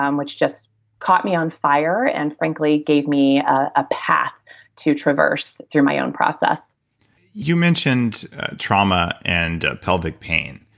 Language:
English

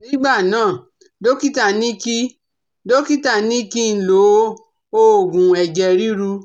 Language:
Yoruba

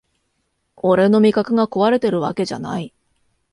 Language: Japanese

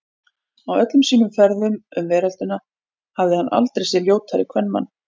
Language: Icelandic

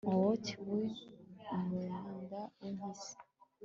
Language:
Kinyarwanda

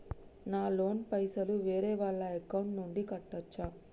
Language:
Telugu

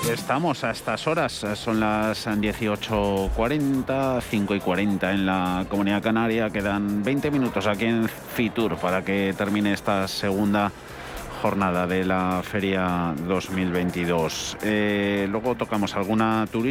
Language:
Spanish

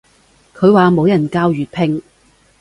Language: Cantonese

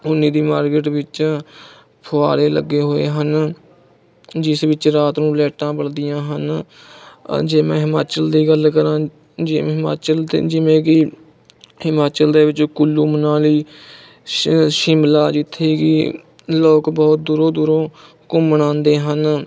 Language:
Punjabi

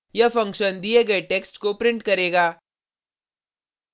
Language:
Hindi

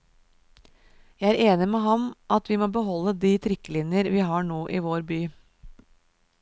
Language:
Norwegian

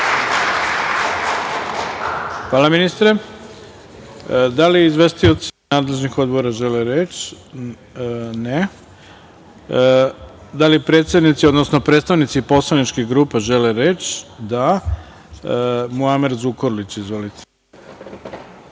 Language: Serbian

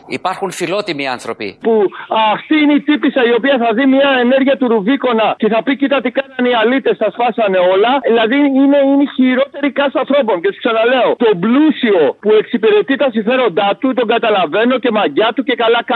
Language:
Greek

